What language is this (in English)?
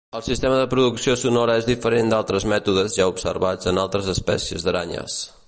Catalan